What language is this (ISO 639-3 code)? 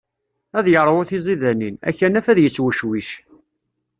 kab